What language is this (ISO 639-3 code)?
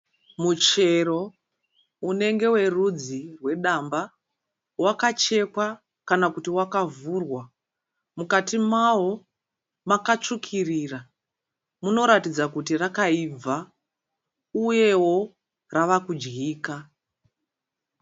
sna